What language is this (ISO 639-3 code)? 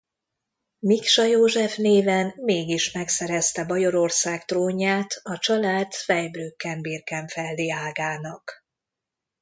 hun